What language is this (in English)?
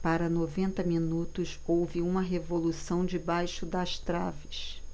Portuguese